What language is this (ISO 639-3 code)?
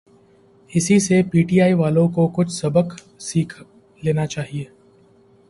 urd